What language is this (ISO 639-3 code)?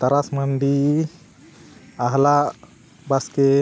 sat